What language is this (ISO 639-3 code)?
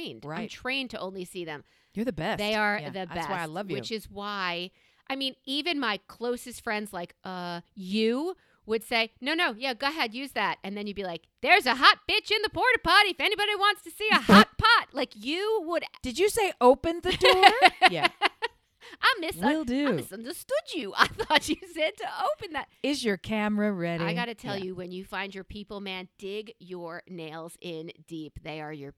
eng